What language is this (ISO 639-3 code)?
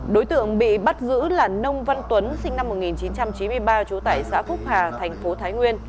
vie